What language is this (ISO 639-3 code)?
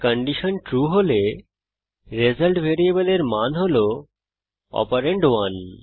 ben